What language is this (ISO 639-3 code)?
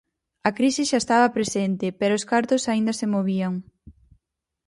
glg